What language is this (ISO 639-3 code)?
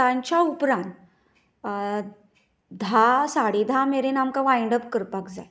kok